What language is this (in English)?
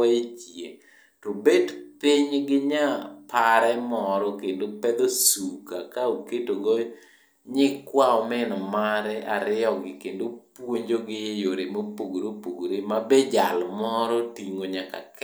Luo (Kenya and Tanzania)